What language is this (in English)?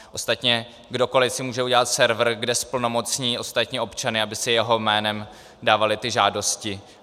Czech